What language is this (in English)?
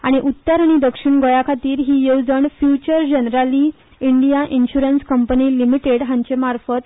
Konkani